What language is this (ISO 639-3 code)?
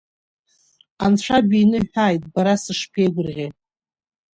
abk